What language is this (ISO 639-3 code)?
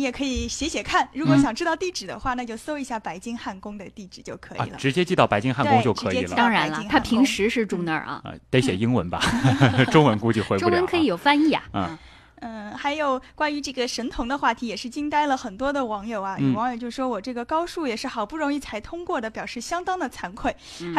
zho